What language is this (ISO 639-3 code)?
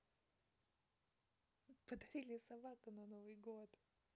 rus